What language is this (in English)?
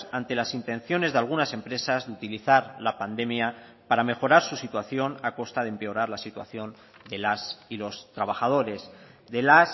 Spanish